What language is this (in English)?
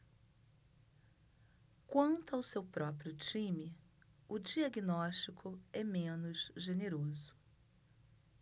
Portuguese